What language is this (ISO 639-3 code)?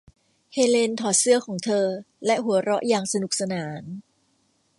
tha